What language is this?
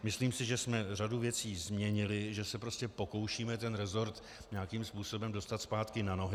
Czech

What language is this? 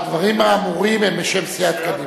Hebrew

